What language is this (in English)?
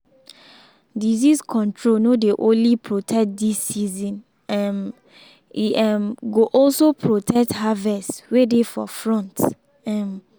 Nigerian Pidgin